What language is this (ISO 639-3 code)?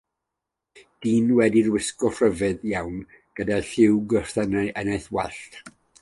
cym